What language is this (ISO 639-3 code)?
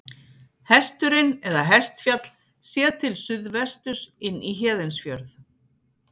isl